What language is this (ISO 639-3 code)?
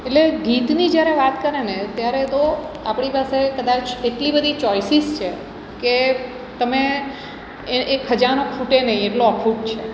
guj